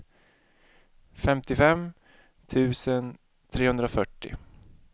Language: Swedish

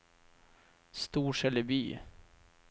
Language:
Swedish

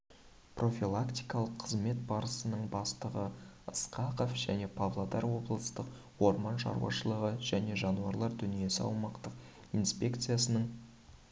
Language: Kazakh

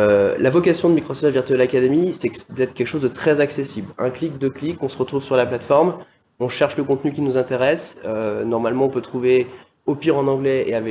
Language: French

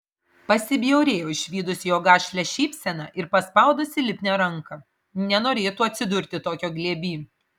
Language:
Lithuanian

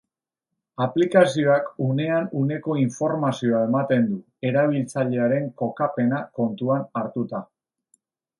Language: Basque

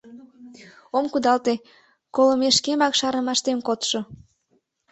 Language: Mari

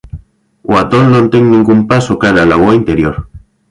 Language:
Galician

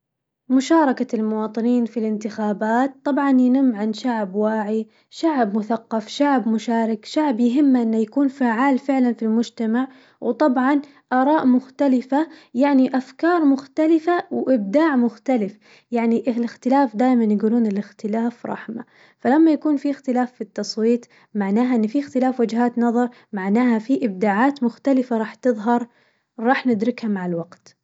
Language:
Najdi Arabic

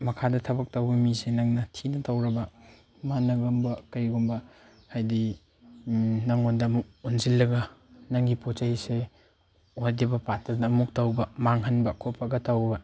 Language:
Manipuri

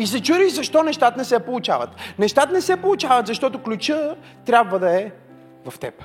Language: Bulgarian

